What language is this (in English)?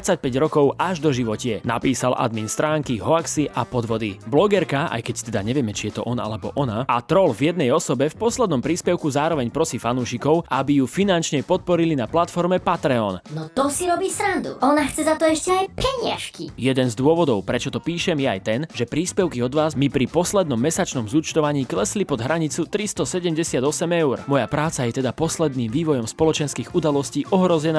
Slovak